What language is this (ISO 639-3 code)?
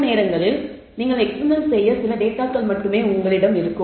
tam